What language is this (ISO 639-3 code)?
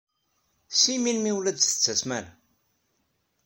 kab